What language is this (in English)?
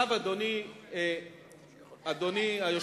Hebrew